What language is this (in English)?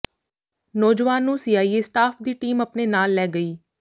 Punjabi